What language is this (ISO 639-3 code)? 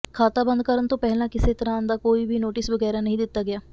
pan